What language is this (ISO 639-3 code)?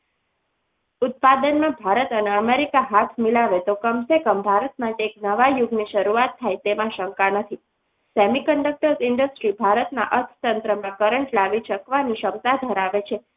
guj